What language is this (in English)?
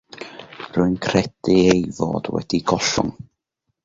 Welsh